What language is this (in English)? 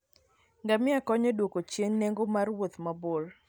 Luo (Kenya and Tanzania)